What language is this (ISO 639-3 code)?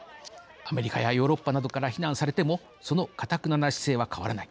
jpn